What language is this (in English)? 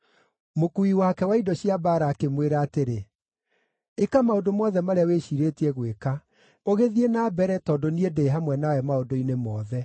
Kikuyu